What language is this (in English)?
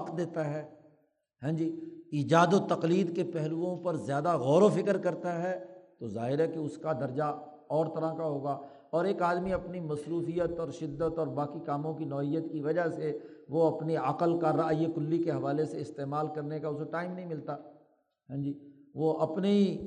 Urdu